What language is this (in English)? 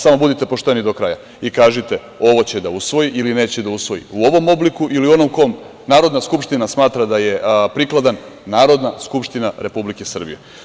Serbian